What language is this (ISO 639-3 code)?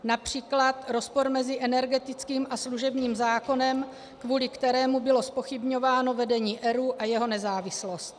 ces